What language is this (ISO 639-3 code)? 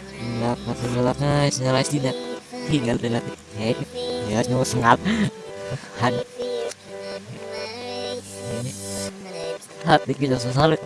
ind